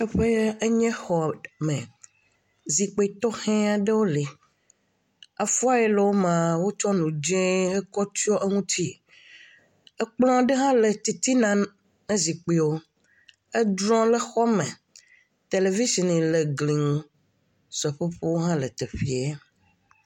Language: Ewe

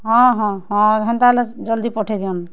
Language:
Odia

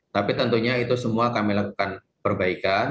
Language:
Indonesian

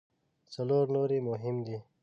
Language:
Pashto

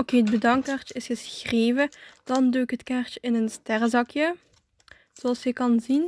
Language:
Dutch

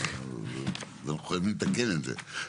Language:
Hebrew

